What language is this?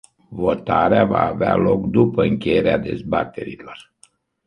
Romanian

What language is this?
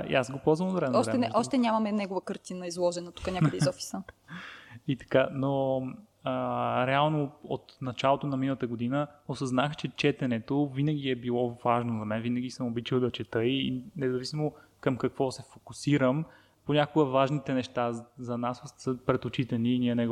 Bulgarian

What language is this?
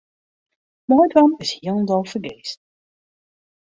Western Frisian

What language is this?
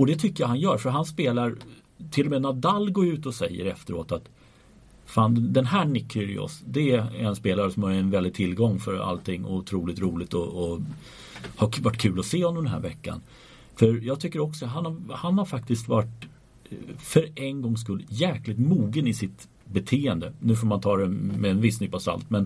Swedish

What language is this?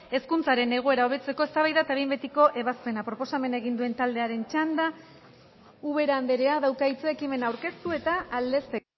Basque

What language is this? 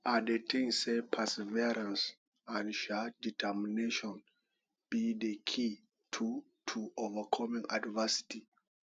Nigerian Pidgin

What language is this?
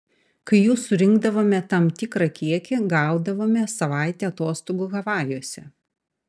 Lithuanian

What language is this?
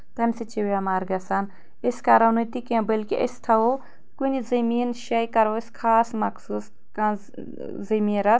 Kashmiri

